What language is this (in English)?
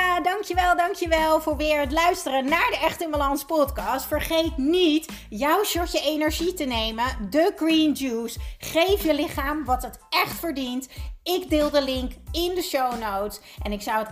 Dutch